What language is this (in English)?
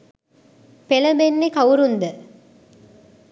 Sinhala